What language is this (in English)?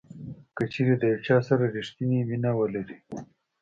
Pashto